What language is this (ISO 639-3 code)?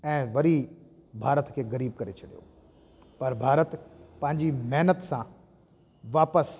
snd